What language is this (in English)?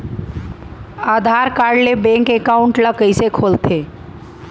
Chhattisgarhi